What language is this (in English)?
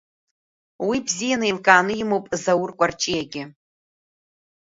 Abkhazian